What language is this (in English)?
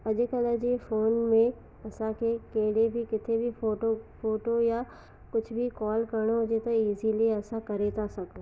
Sindhi